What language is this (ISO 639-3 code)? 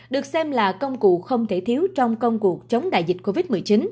vie